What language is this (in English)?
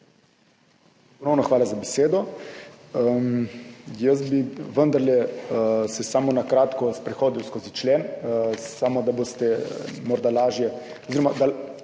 Slovenian